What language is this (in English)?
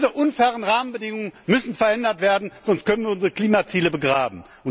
German